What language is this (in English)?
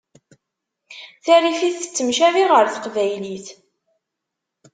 Kabyle